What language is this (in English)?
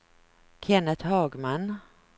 Swedish